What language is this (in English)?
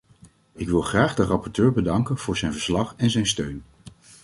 Dutch